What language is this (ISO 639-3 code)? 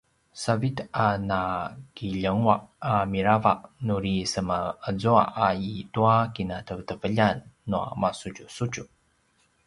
pwn